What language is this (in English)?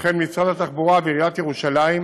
Hebrew